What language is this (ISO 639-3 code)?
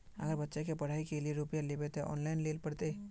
mag